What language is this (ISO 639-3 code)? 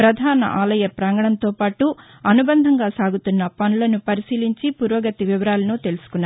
tel